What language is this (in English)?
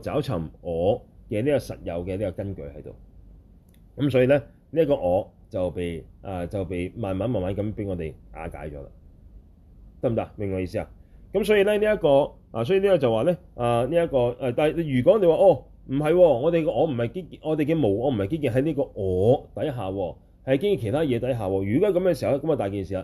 Chinese